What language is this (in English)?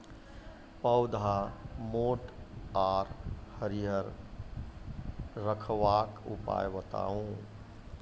Maithili